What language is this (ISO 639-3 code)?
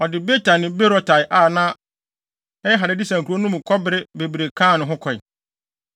aka